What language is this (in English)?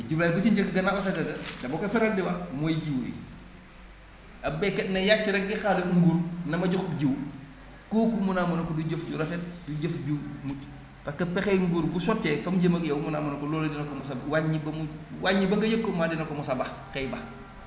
Wolof